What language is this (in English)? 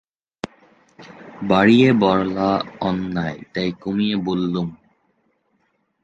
Bangla